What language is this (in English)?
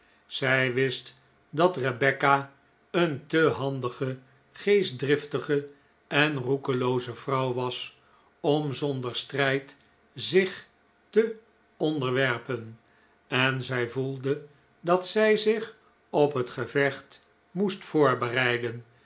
Dutch